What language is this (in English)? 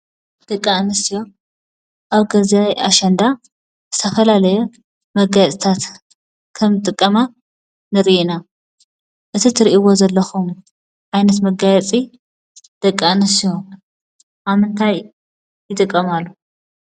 Tigrinya